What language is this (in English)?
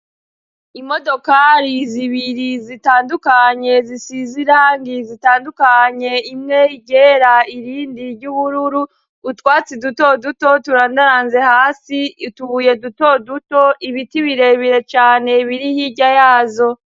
Rundi